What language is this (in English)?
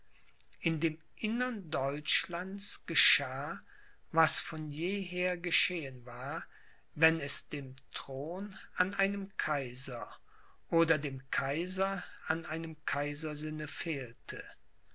German